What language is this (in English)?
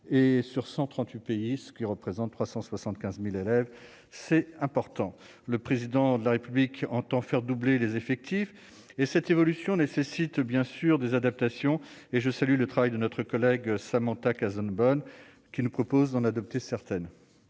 French